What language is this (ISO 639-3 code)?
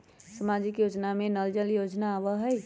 mag